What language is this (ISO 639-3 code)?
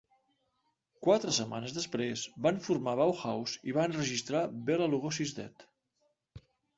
cat